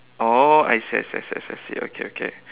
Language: English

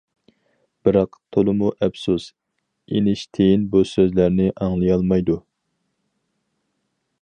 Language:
Uyghur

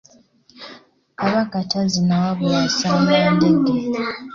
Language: Ganda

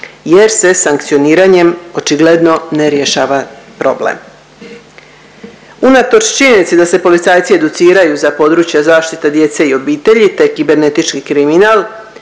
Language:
Croatian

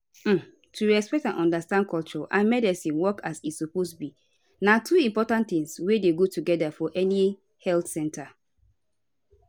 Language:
Nigerian Pidgin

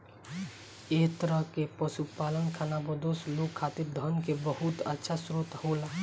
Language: Bhojpuri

